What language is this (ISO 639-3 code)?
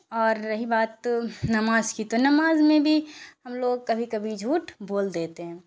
urd